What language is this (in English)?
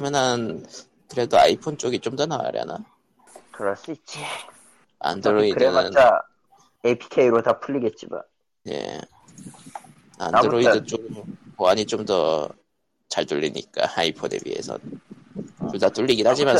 Korean